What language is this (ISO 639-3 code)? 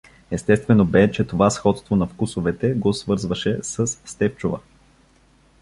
bul